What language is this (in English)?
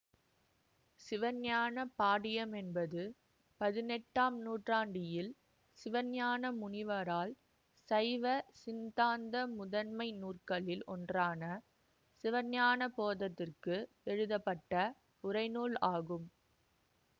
Tamil